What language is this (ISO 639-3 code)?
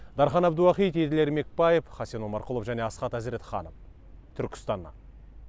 kaz